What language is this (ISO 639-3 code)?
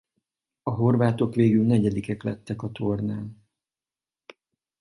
hun